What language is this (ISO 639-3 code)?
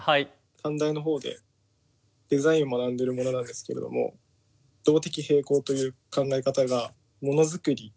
jpn